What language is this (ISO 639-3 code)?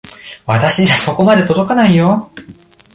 jpn